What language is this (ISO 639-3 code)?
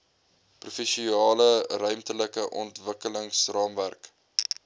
afr